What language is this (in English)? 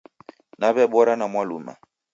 Taita